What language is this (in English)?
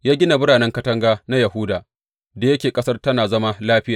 Hausa